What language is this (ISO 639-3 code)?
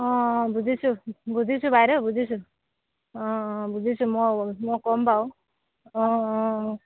asm